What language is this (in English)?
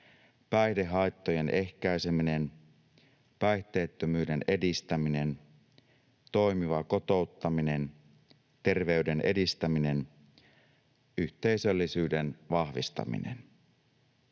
Finnish